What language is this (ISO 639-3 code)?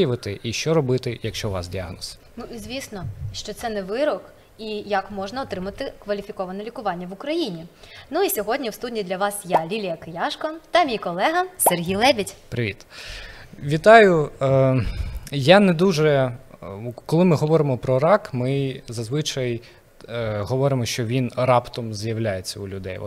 ukr